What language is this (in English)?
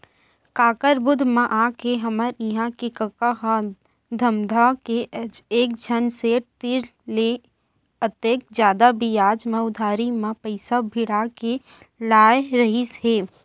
Chhattisgarhi